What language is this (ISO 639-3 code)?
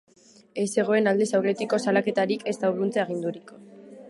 eus